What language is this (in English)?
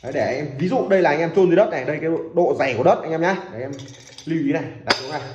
Vietnamese